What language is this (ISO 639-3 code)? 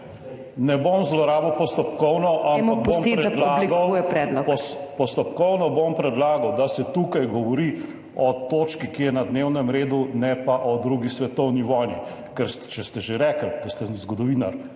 slv